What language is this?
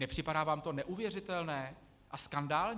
Czech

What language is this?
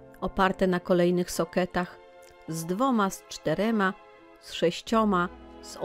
Polish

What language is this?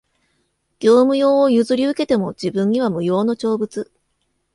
Japanese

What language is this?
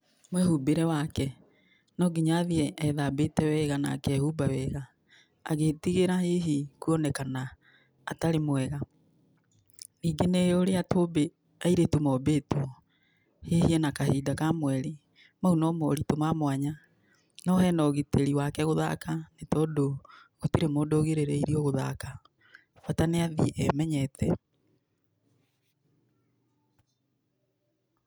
Kikuyu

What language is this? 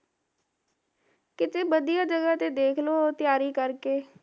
Punjabi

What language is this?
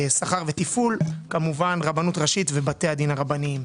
Hebrew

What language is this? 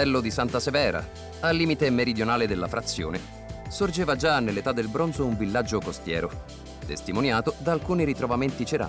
Italian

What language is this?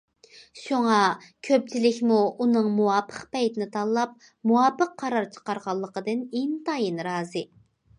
Uyghur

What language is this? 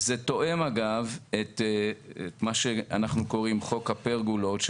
Hebrew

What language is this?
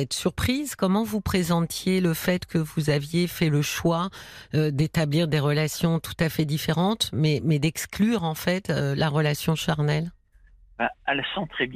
French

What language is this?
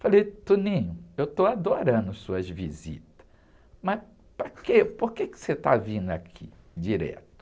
Portuguese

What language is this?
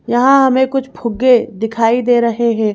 Hindi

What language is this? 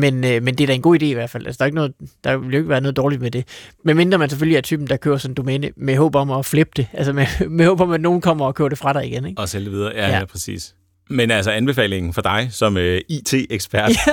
Danish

